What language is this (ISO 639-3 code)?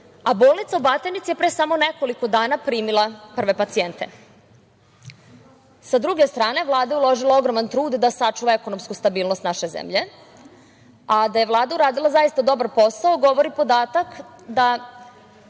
srp